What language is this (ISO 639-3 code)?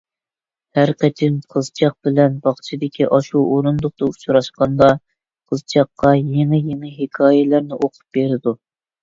uig